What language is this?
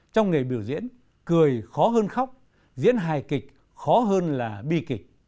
Vietnamese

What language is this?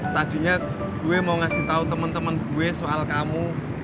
Indonesian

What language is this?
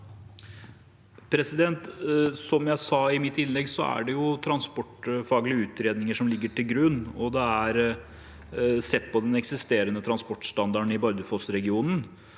Norwegian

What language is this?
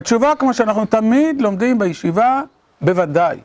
Hebrew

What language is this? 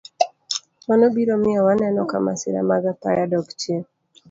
Luo (Kenya and Tanzania)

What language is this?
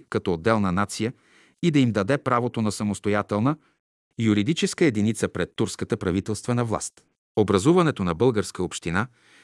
Bulgarian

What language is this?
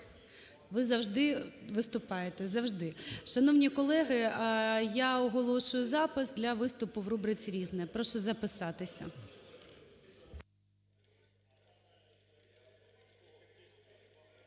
Ukrainian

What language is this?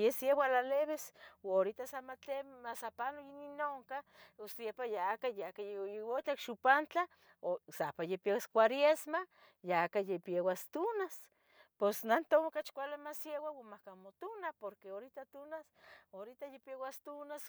Tetelcingo Nahuatl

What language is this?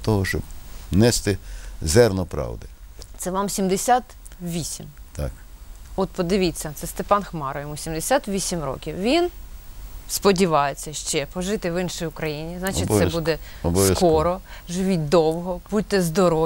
Ukrainian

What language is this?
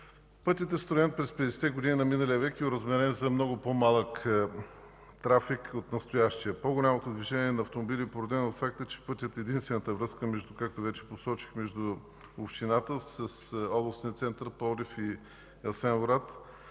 Bulgarian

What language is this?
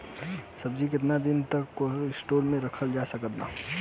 Bhojpuri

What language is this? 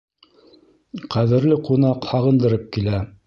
Bashkir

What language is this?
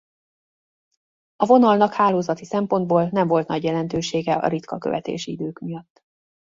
Hungarian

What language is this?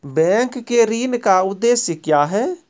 Maithili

